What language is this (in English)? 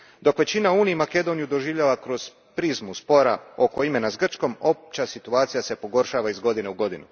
Croatian